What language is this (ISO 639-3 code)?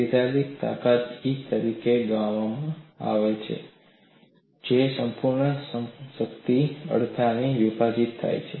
guj